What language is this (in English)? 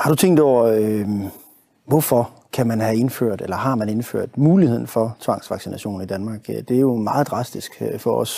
Danish